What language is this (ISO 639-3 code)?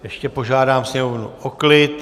ces